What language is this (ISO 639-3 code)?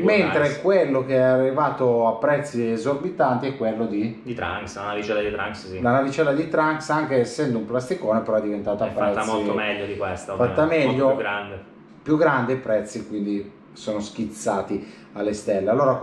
ita